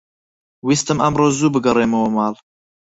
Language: Central Kurdish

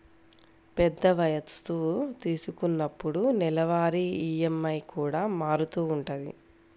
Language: Telugu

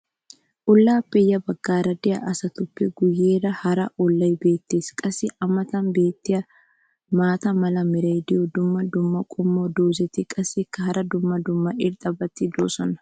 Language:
Wolaytta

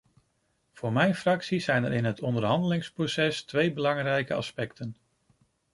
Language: Dutch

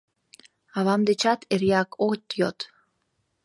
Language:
Mari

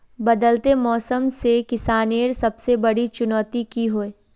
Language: Magahi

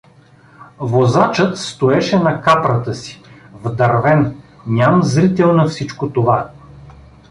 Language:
Bulgarian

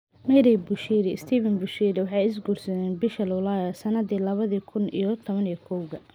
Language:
Somali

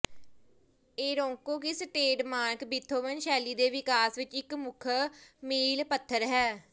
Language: Punjabi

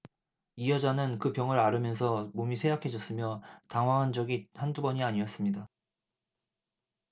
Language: Korean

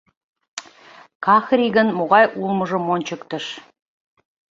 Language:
Mari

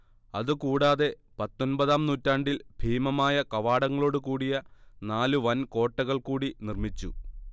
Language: Malayalam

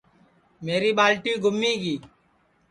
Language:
Sansi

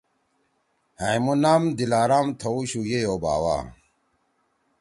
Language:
Torwali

